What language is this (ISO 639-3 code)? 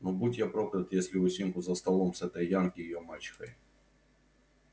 rus